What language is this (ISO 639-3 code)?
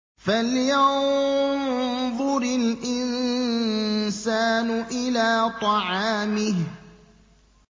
ara